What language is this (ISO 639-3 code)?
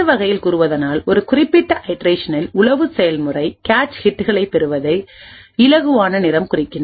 tam